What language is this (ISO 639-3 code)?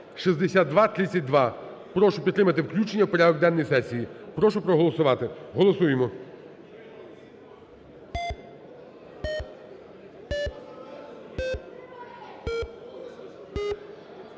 ukr